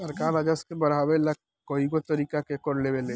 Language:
Bhojpuri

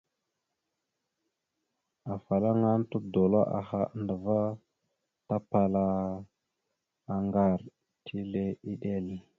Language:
Mada (Cameroon)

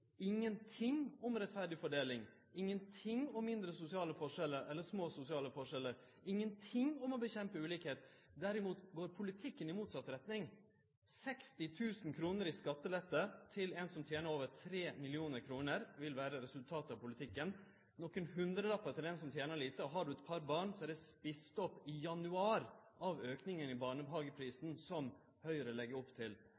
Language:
Norwegian Nynorsk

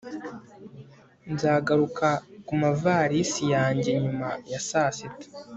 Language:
Kinyarwanda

